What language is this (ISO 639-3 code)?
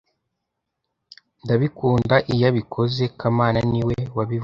kin